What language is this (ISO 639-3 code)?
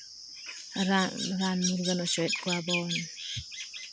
sat